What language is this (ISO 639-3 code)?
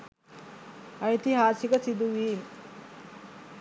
sin